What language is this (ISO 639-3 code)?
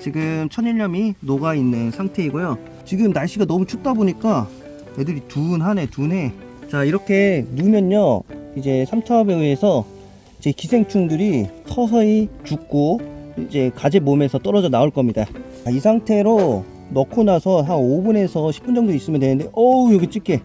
kor